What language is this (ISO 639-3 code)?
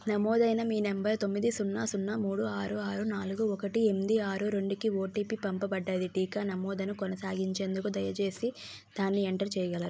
tel